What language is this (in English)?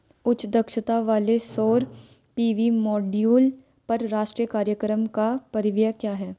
Hindi